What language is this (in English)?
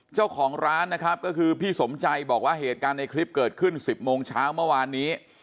Thai